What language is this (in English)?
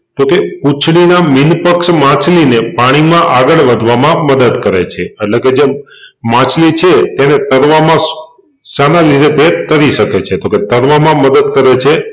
Gujarati